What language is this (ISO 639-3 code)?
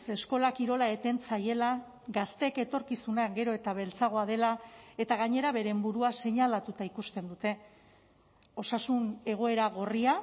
eus